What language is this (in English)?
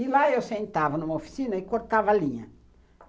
Portuguese